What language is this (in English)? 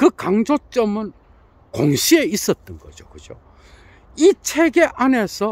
Korean